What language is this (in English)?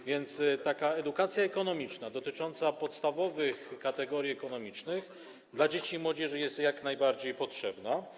Polish